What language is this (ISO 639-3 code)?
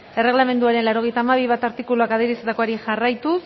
eus